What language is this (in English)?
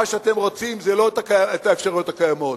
Hebrew